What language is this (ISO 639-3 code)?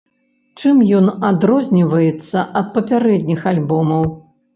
bel